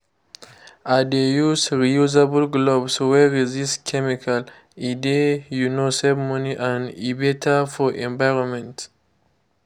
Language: Nigerian Pidgin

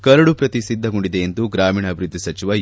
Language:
Kannada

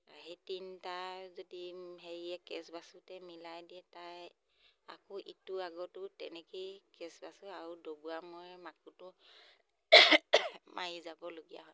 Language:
Assamese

